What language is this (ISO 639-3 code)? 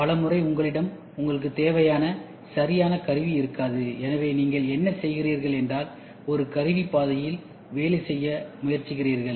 tam